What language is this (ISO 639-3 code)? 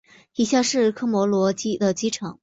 zho